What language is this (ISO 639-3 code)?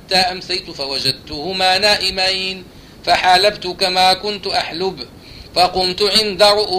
ara